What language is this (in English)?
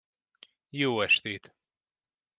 Hungarian